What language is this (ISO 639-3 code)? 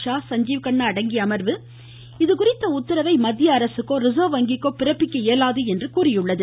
tam